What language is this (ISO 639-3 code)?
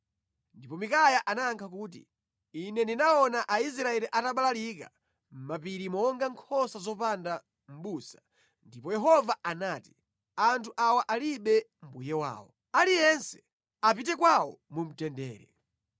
nya